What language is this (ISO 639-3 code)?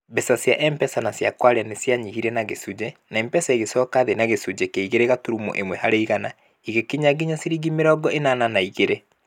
kik